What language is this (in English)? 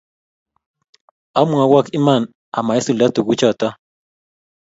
Kalenjin